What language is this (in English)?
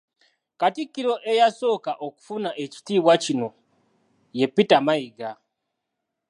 Ganda